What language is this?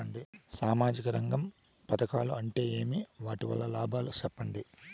Telugu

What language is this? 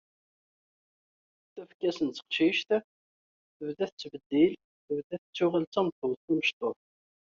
Kabyle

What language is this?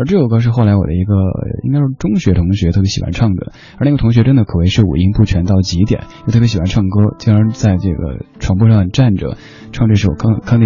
Chinese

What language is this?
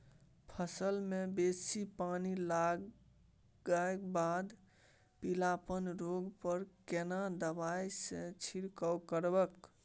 Maithili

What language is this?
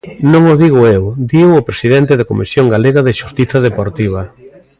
Galician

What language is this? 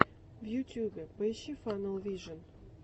Russian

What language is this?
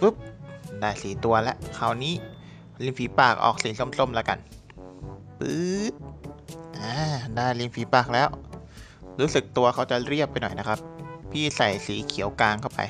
Thai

